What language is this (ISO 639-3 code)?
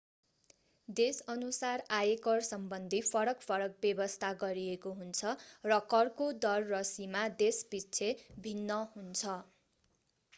nep